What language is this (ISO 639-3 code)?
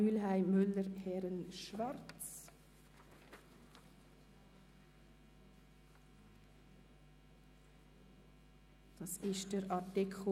gsw